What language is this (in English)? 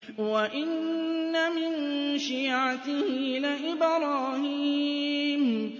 Arabic